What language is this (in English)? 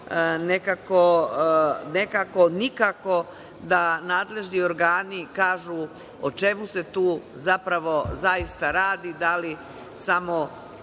Serbian